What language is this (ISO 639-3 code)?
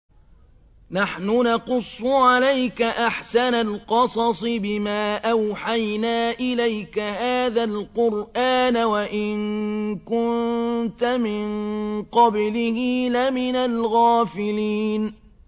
ara